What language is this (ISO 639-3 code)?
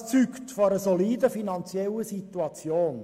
gsw